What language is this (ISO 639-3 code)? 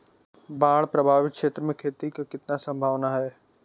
bho